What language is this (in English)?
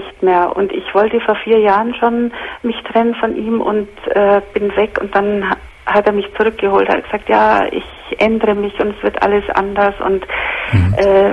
German